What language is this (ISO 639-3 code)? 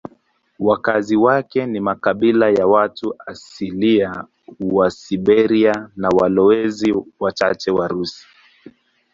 swa